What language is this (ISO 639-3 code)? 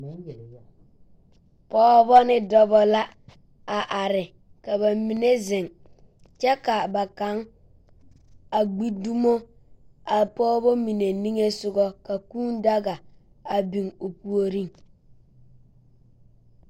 dga